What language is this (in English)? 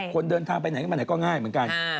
Thai